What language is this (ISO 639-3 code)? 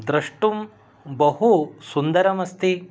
san